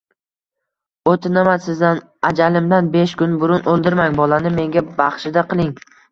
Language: Uzbek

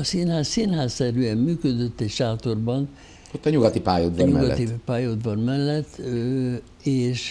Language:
Hungarian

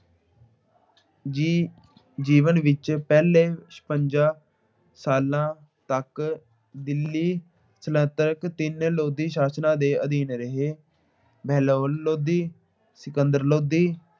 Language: Punjabi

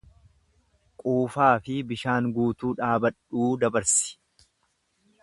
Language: Oromo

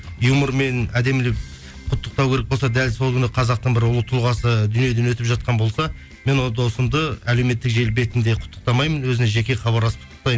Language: Kazakh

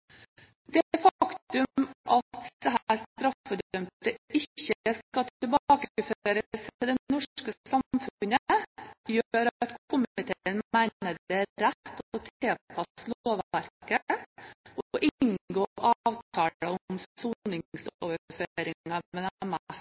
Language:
Norwegian Bokmål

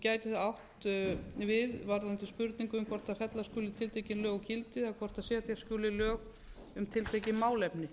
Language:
Icelandic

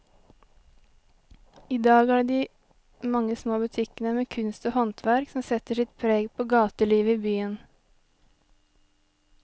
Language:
Norwegian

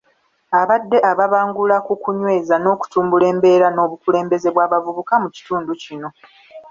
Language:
Ganda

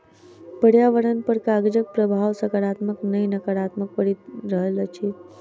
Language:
Maithili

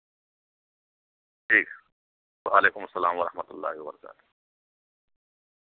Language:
Urdu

